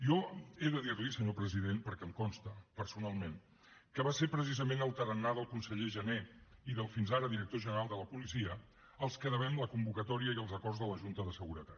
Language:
Catalan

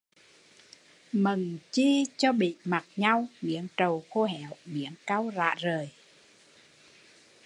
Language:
Vietnamese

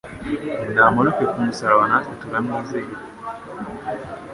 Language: Kinyarwanda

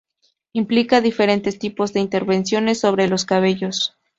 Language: Spanish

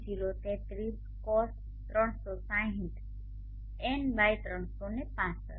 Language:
Gujarati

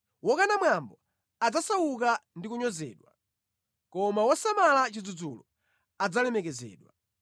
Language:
Nyanja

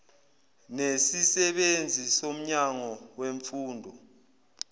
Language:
Zulu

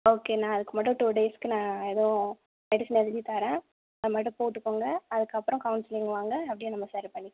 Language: Tamil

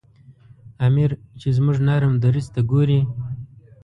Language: Pashto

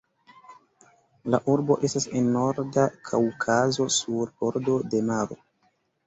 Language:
Esperanto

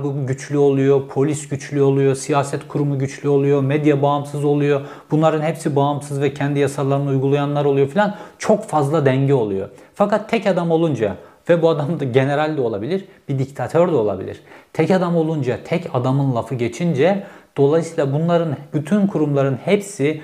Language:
Turkish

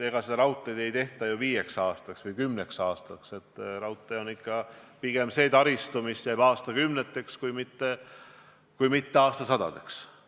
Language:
Estonian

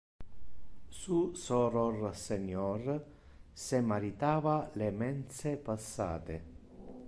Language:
Interlingua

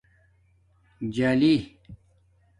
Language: Domaaki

